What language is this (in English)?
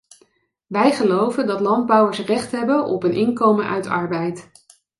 Dutch